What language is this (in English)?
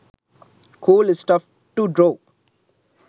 Sinhala